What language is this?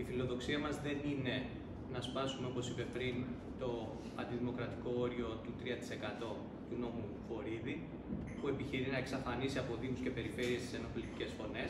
Greek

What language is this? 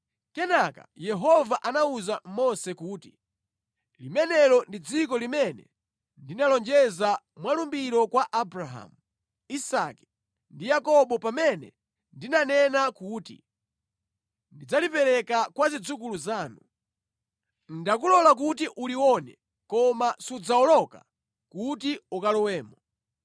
Nyanja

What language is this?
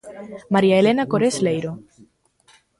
Galician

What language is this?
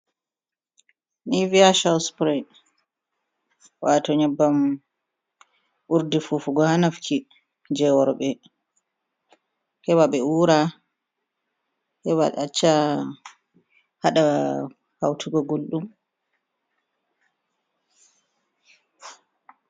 Fula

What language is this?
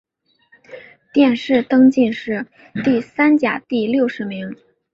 Chinese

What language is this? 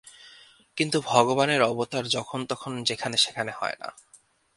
Bangla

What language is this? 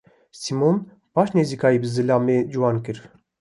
Kurdish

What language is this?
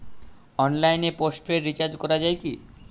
Bangla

